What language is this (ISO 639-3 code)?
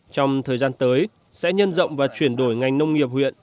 vie